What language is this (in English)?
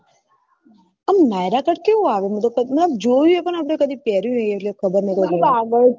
Gujarati